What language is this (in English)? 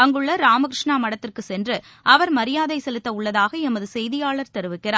Tamil